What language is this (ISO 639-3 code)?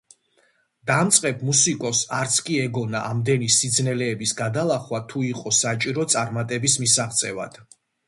kat